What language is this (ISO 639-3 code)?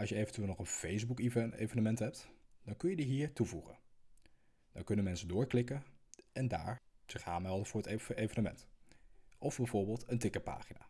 nld